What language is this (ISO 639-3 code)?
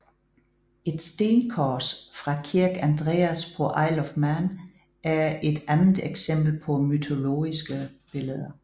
dan